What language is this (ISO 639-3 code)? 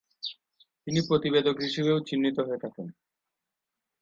ben